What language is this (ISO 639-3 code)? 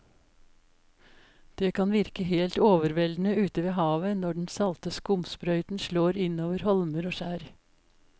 nor